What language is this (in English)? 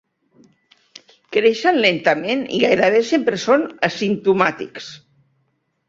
Catalan